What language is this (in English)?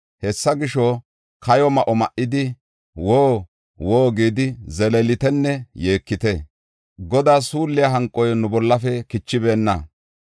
Gofa